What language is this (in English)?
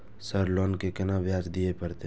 Maithili